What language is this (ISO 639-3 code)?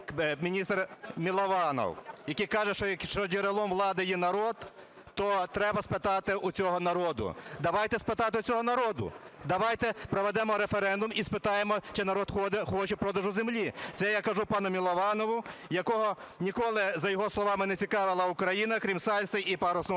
ukr